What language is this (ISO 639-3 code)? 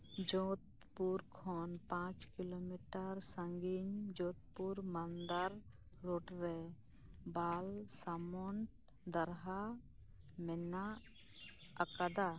sat